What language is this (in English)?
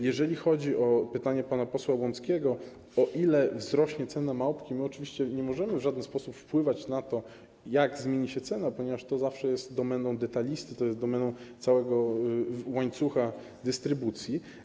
Polish